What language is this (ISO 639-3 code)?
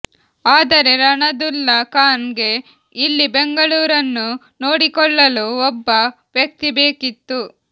kan